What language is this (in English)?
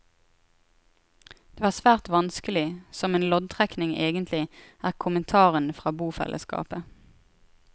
Norwegian